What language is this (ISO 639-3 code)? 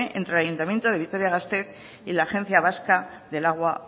spa